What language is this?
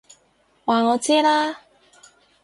Cantonese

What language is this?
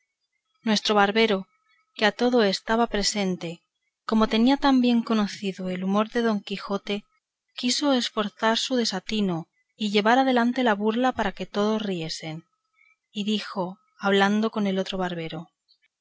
Spanish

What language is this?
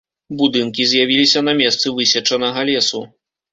Belarusian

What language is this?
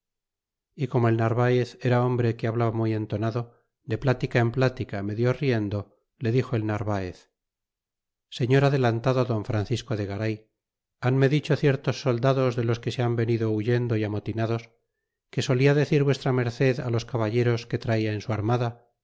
Spanish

